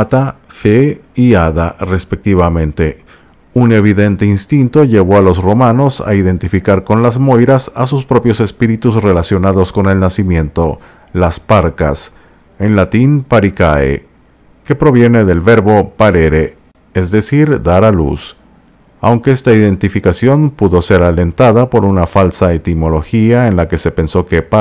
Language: Spanish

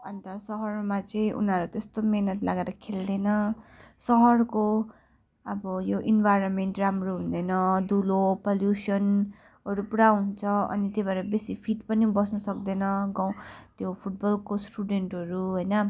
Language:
Nepali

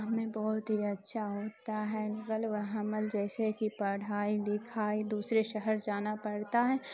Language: Urdu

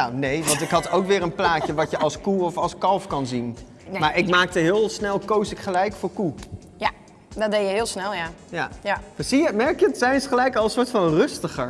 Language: Dutch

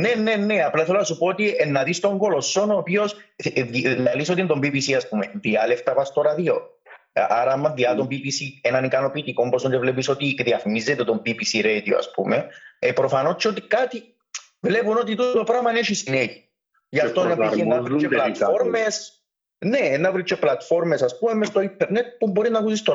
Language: Greek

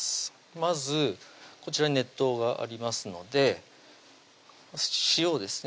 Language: Japanese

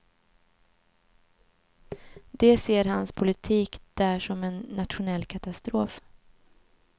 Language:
Swedish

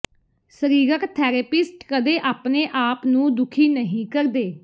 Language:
Punjabi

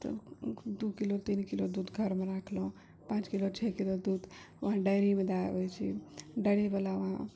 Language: Maithili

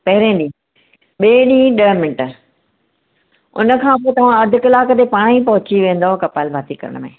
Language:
Sindhi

